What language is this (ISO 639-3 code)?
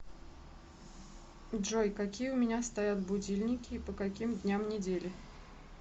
rus